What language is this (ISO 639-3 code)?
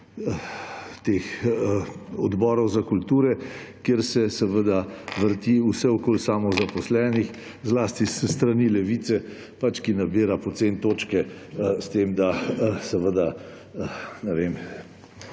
slv